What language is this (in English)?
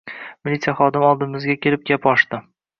Uzbek